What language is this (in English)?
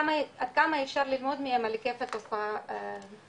Hebrew